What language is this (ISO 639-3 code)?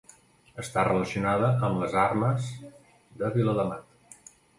cat